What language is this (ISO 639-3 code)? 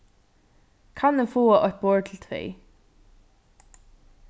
fao